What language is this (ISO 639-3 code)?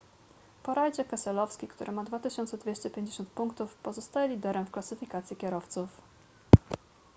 pol